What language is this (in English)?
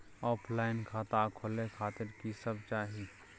Maithili